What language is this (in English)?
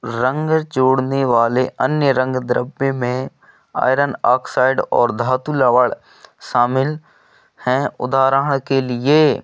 Hindi